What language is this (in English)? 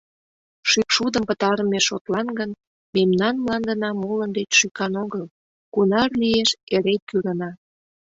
Mari